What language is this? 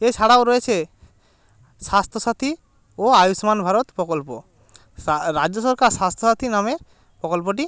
Bangla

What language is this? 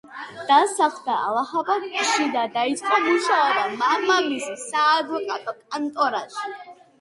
Georgian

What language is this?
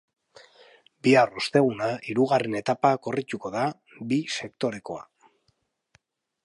Basque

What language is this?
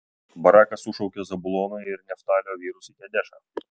Lithuanian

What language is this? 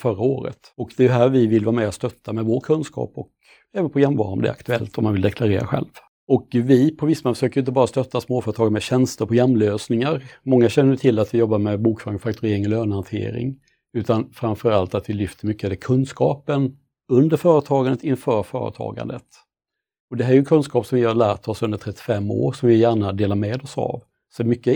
Swedish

